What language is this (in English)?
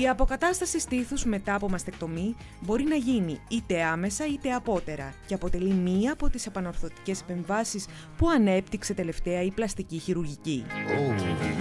Greek